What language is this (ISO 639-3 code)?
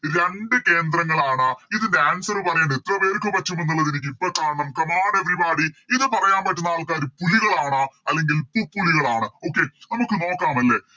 mal